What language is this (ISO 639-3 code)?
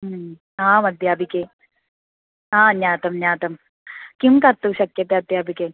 san